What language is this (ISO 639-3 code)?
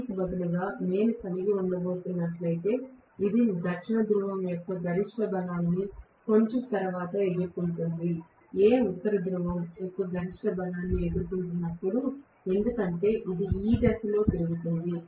tel